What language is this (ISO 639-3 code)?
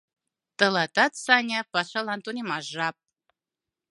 chm